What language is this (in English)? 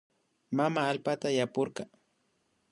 Imbabura Highland Quichua